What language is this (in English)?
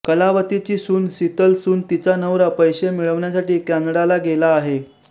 Marathi